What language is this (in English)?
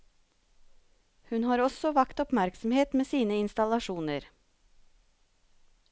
Norwegian